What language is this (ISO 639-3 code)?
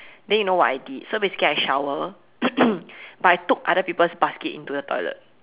eng